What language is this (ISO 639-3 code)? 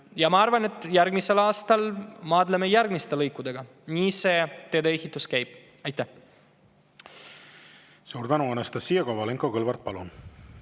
est